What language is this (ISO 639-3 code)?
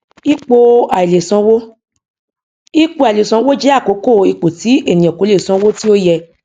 yor